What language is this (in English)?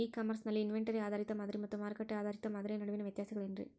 Kannada